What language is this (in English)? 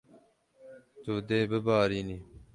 Kurdish